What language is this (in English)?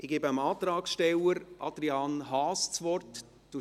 Swiss German